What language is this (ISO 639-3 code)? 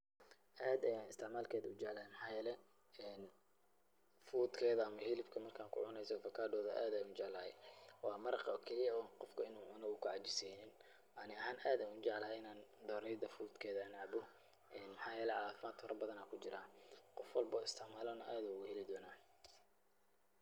som